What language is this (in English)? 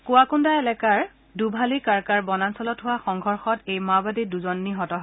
Assamese